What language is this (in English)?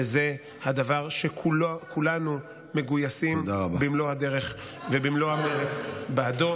Hebrew